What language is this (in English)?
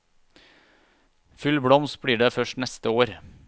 Norwegian